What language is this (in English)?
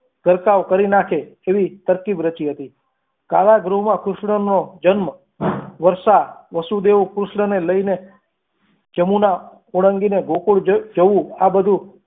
Gujarati